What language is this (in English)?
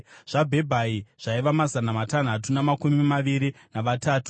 Shona